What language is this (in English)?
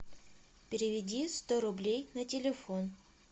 Russian